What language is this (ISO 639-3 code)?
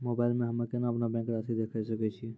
mai